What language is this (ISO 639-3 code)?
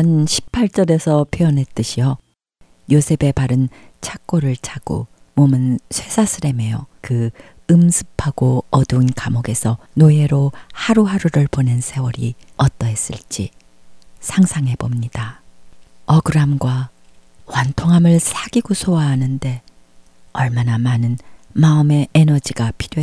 kor